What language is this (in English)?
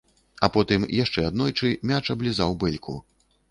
Belarusian